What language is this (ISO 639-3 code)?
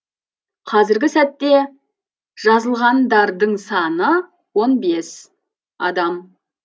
kaz